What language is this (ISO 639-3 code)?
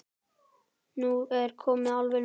isl